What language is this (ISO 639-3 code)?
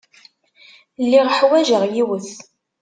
kab